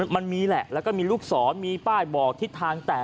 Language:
Thai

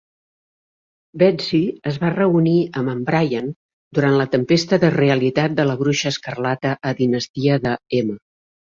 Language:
Catalan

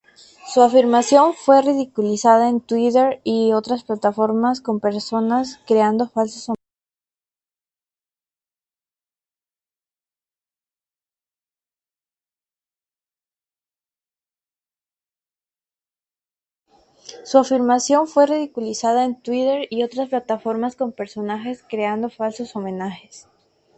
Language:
Spanish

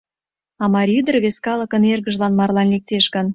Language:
Mari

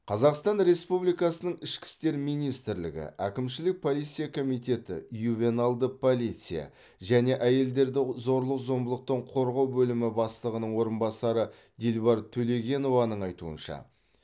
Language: Kazakh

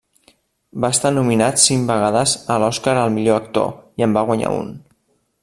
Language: Catalan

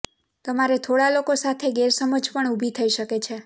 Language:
Gujarati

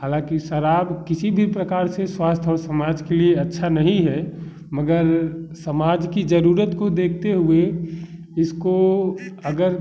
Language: Hindi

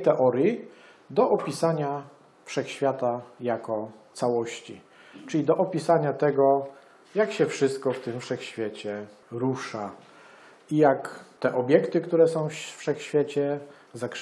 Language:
Polish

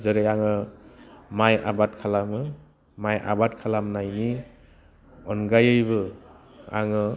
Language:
Bodo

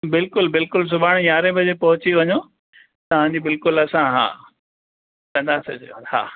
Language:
Sindhi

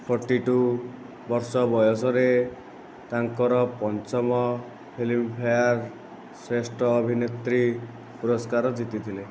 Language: Odia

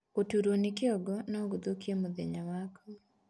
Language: Kikuyu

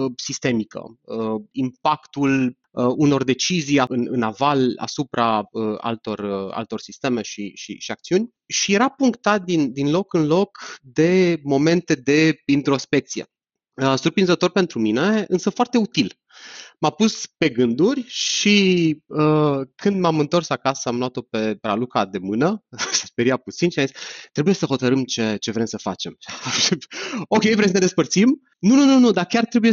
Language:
Romanian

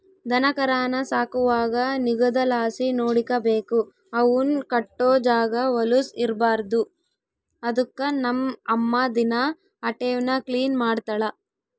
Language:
Kannada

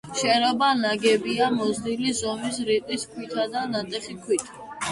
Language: Georgian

